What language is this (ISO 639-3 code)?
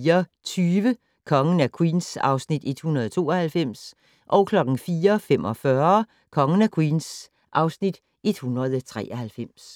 dan